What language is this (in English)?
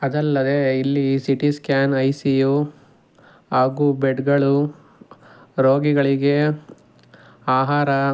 Kannada